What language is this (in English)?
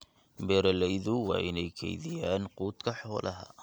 Somali